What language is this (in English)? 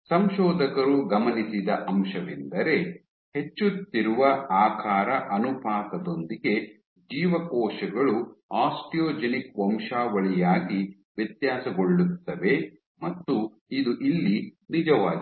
Kannada